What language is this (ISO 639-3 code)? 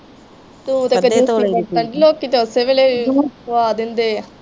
pan